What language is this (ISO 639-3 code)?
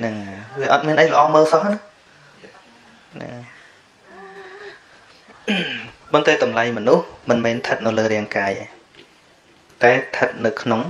vie